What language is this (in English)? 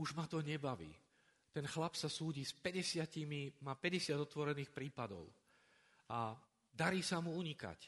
Slovak